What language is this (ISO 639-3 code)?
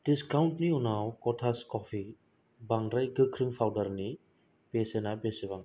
brx